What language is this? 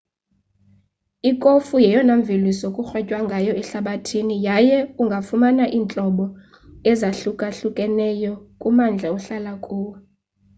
Xhosa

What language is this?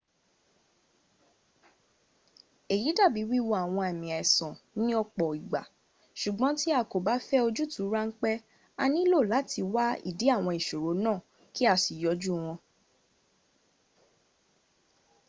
Yoruba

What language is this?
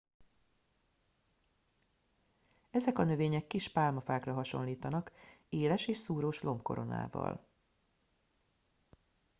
Hungarian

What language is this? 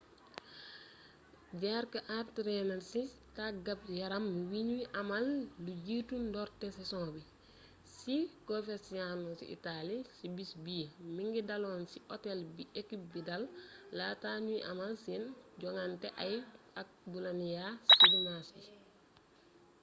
Wolof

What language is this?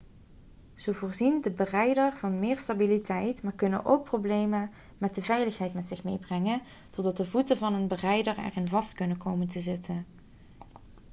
Dutch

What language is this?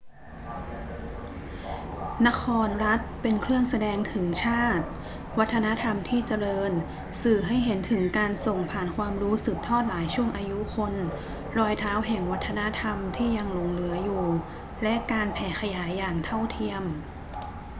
Thai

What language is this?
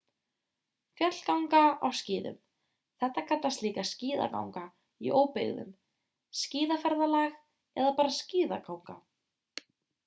Icelandic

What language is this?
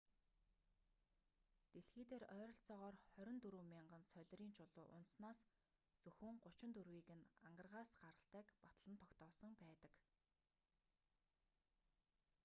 Mongolian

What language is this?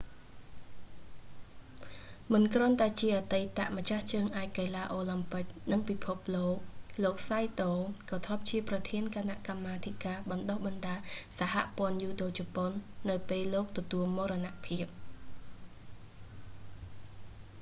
Khmer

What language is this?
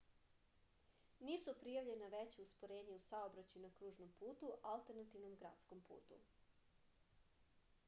Serbian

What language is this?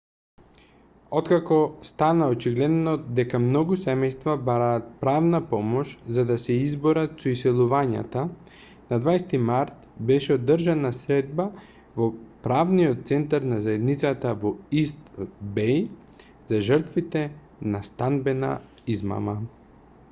Macedonian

